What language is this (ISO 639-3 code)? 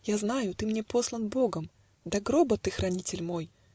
rus